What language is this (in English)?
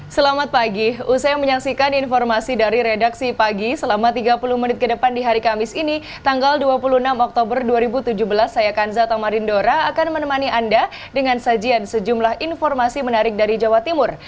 Indonesian